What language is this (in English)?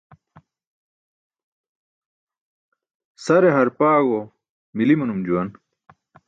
Burushaski